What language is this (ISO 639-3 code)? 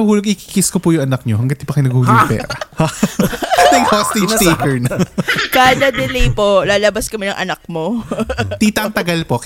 fil